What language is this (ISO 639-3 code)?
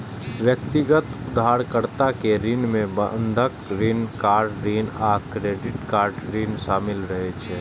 mai